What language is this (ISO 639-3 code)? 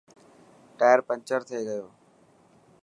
mki